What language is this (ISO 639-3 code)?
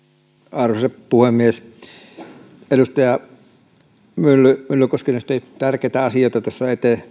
fin